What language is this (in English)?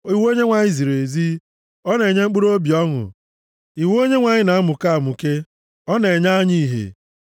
Igbo